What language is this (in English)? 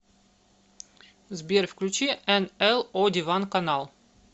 Russian